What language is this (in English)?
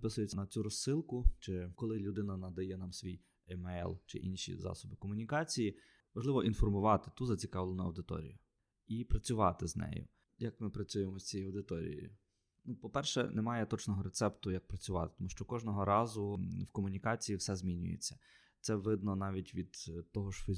Ukrainian